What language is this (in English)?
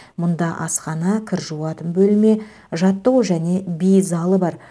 Kazakh